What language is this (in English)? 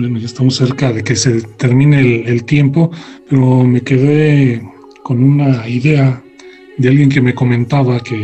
Spanish